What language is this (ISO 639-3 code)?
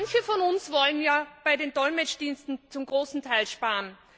deu